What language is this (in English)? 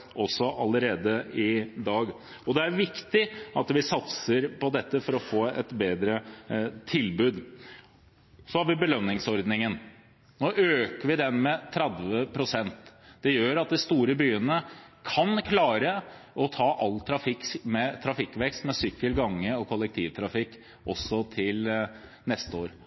Norwegian Bokmål